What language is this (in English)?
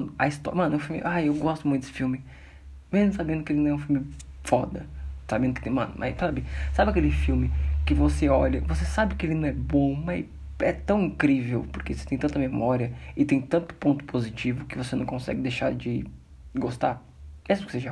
Portuguese